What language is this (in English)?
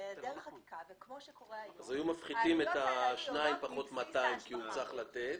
Hebrew